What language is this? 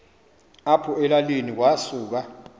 Xhosa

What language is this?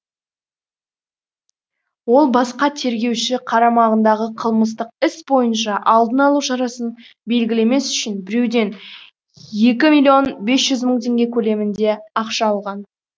Kazakh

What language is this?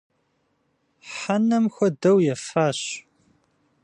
Kabardian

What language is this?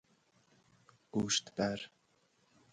Persian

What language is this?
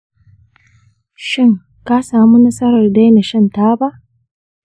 Hausa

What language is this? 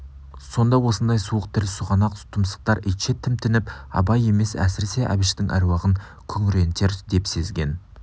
Kazakh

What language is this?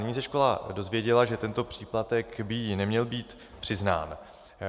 Czech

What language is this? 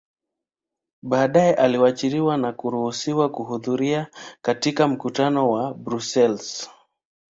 Swahili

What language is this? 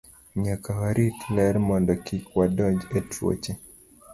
Luo (Kenya and Tanzania)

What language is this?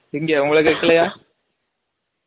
Tamil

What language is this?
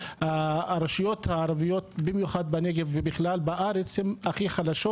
Hebrew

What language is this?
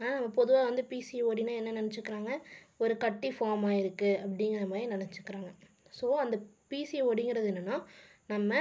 Tamil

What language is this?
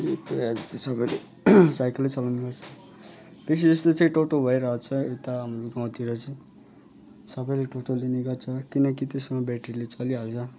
Nepali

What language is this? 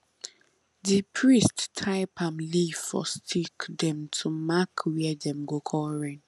Nigerian Pidgin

